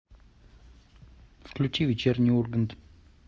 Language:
Russian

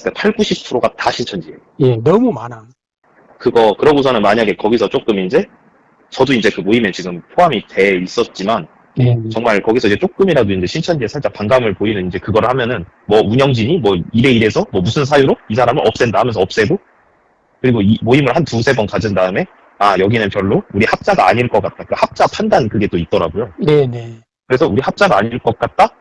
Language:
Korean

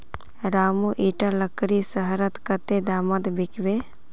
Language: Magahi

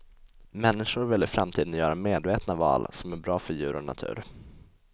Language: Swedish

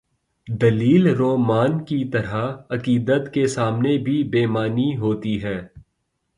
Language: Urdu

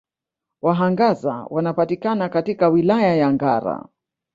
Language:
Swahili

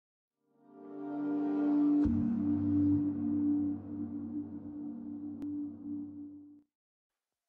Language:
English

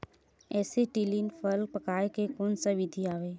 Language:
Chhattisgarhi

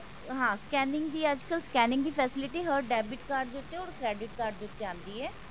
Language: Punjabi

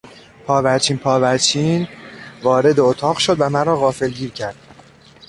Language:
Persian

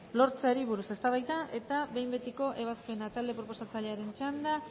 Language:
Basque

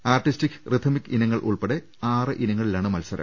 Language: Malayalam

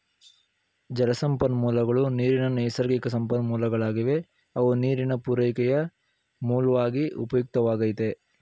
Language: Kannada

